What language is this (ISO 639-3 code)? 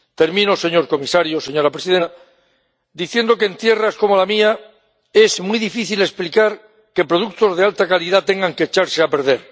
spa